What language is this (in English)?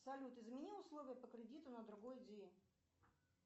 Russian